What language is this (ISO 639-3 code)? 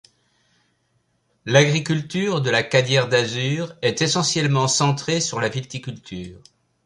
fra